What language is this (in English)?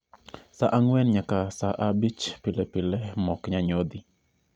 Luo (Kenya and Tanzania)